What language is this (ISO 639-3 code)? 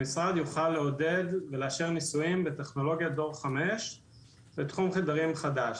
heb